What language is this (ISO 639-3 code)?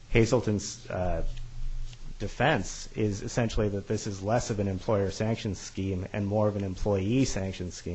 eng